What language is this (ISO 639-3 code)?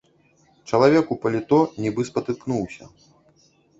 bel